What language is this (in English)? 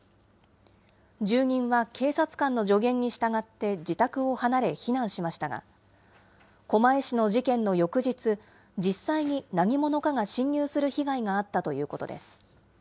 Japanese